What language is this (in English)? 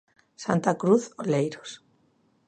Galician